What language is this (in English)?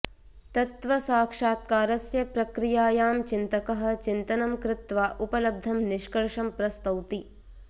Sanskrit